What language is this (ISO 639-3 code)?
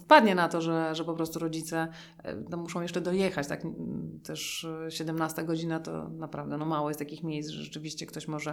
pol